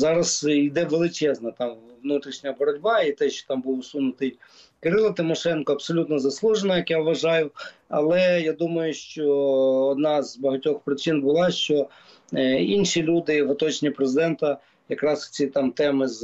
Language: Ukrainian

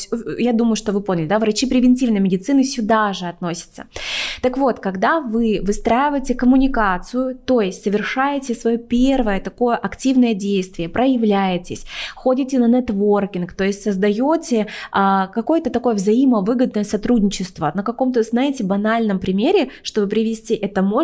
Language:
Russian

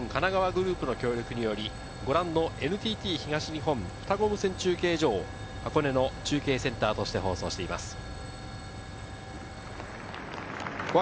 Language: Japanese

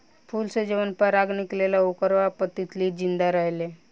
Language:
Bhojpuri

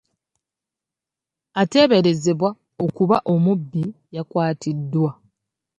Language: Ganda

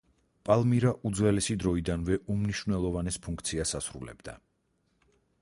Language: Georgian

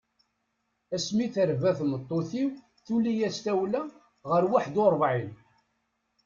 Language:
Kabyle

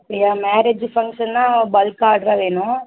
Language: Tamil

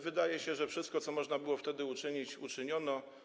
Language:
Polish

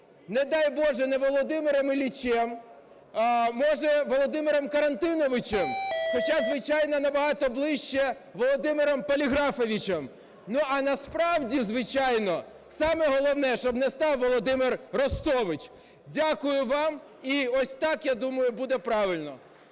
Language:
Ukrainian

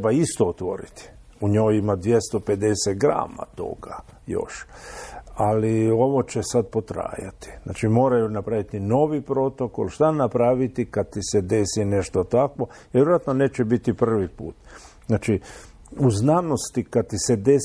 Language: Croatian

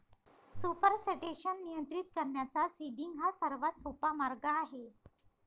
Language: Marathi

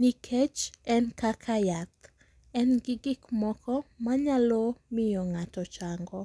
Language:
Luo (Kenya and Tanzania)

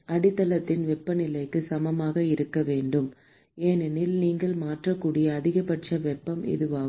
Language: Tamil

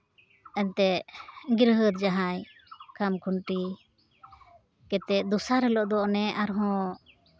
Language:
Santali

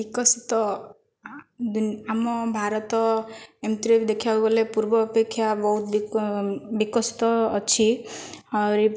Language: Odia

